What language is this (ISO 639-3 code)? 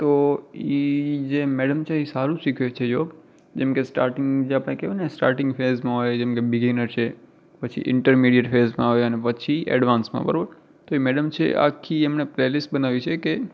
guj